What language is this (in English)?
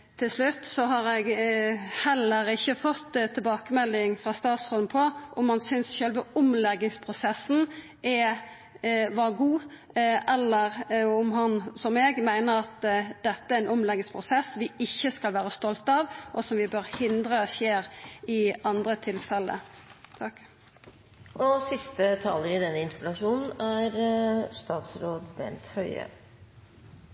Norwegian